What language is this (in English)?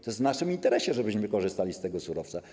Polish